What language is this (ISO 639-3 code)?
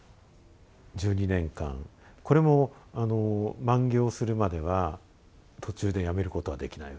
jpn